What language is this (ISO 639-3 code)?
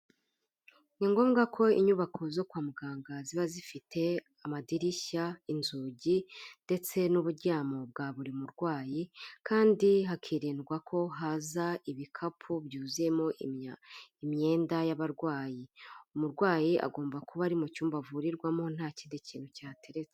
kin